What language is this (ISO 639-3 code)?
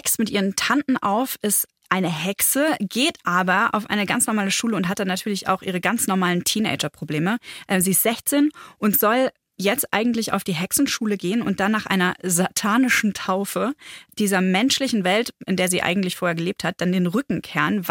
deu